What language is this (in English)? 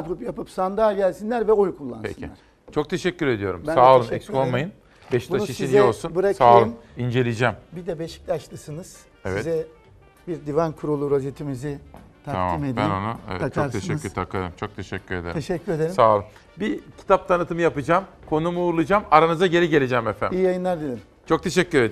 Turkish